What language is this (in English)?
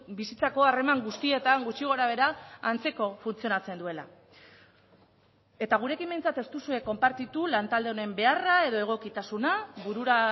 Basque